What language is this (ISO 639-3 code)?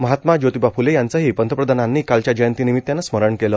mar